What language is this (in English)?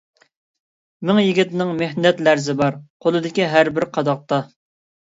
Uyghur